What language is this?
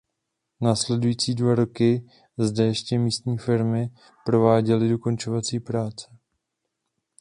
Czech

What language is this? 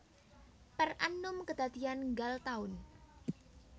Javanese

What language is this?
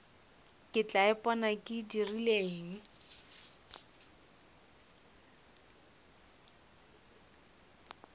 Northern Sotho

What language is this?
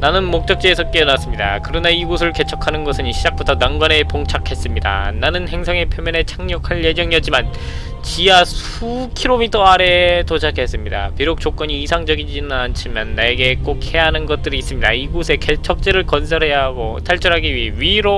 Korean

